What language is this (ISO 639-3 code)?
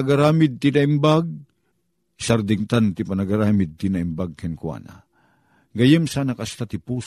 fil